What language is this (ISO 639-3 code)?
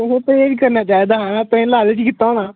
doi